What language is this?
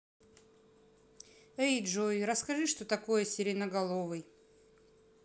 Russian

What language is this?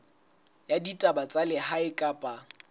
Southern Sotho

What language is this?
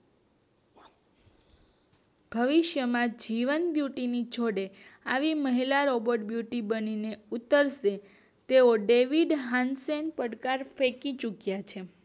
Gujarati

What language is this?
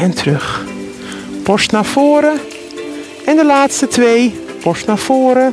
Dutch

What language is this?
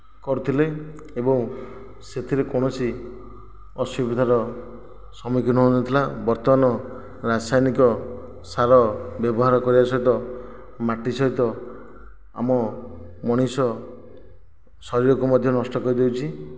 Odia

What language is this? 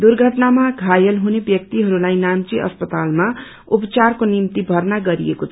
Nepali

